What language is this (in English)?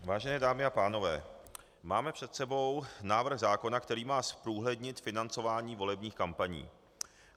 Czech